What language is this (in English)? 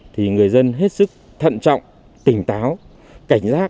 Vietnamese